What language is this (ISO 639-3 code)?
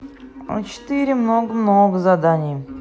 rus